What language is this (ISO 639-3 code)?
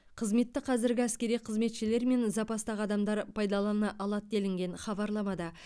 kaz